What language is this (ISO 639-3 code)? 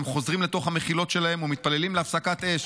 heb